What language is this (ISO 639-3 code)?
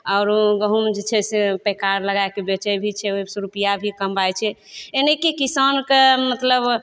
mai